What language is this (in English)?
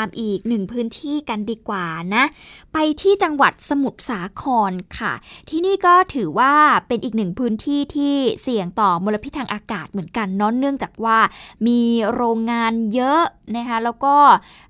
Thai